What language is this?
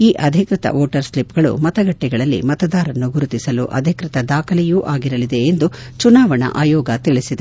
Kannada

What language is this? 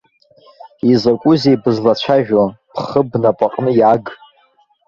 Abkhazian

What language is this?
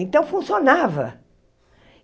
Portuguese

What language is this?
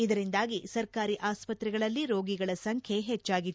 Kannada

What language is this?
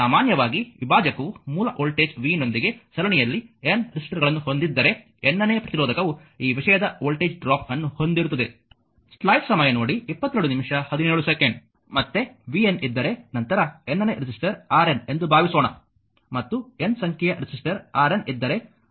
Kannada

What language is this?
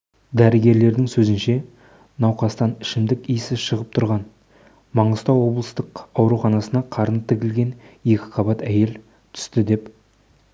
Kazakh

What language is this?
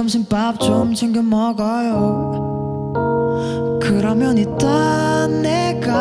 Korean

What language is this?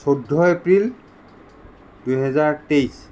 Assamese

